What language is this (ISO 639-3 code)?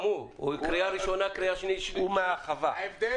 heb